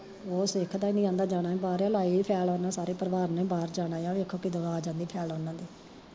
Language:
Punjabi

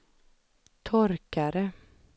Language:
Swedish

